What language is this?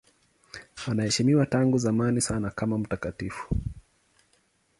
Swahili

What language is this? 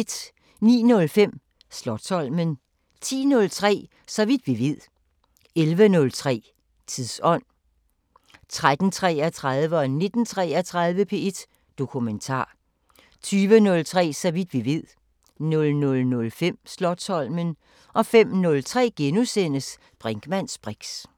Danish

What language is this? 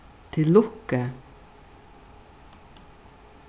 Faroese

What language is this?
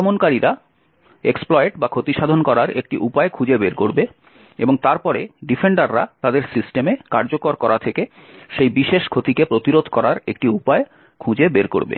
Bangla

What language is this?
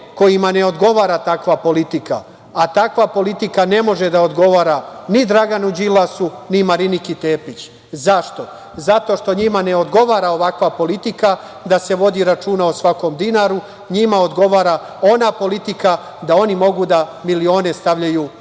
Serbian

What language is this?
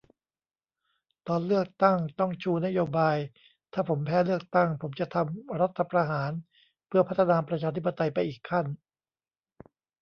Thai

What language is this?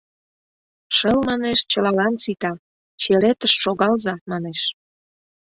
Mari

